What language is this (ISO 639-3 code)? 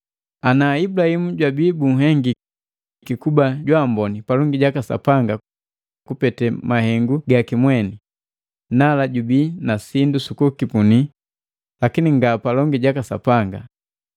mgv